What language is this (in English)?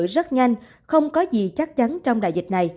Vietnamese